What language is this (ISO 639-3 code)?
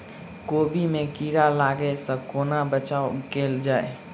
mai